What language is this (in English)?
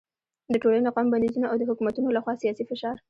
Pashto